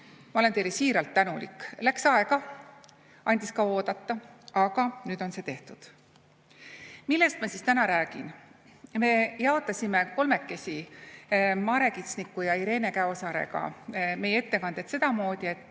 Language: Estonian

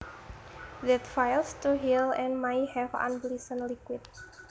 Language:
Javanese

